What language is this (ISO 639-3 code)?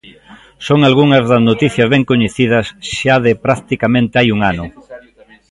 glg